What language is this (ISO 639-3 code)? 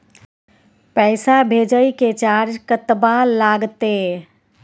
mai